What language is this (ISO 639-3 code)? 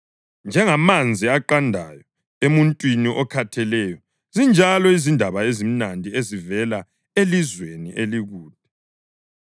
nde